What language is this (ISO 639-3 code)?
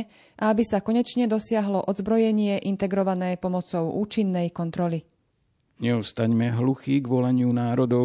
slk